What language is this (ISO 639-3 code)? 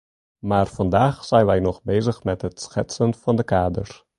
nld